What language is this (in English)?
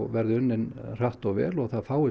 Icelandic